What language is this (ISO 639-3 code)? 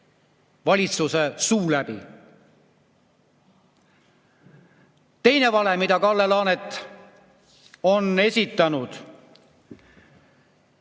est